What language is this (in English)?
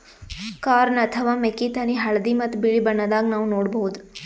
Kannada